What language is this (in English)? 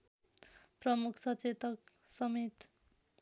Nepali